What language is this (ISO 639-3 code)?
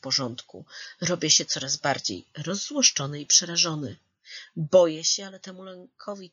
pol